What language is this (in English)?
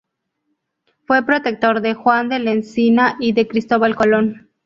Spanish